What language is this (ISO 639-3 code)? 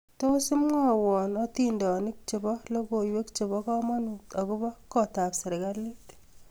kln